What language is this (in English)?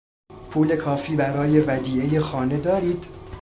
Persian